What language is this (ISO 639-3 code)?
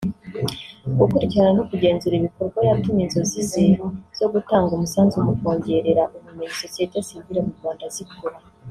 kin